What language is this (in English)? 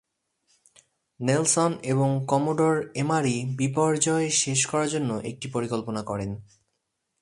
Bangla